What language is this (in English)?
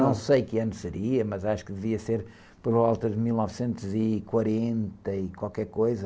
Portuguese